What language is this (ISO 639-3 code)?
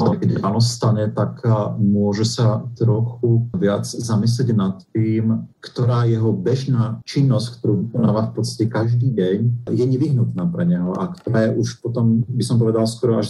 slk